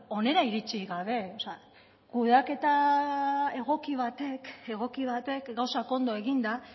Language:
Basque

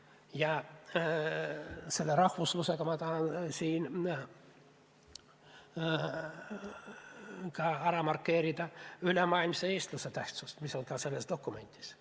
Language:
Estonian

